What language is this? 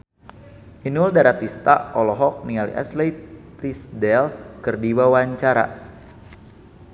Sundanese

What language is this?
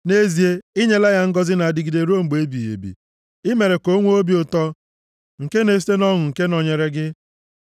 Igbo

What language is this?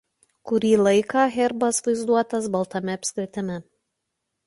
Lithuanian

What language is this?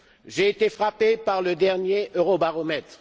French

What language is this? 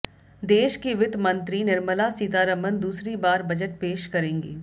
Hindi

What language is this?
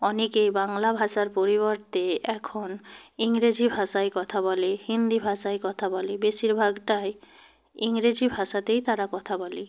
Bangla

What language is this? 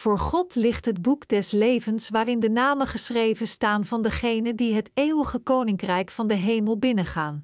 Dutch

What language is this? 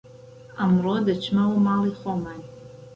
Central Kurdish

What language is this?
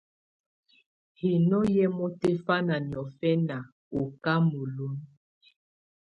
Tunen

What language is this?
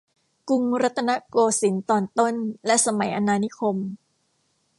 Thai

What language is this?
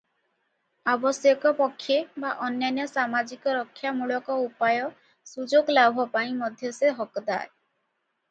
Odia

